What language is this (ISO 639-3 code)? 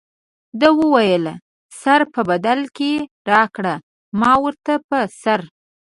pus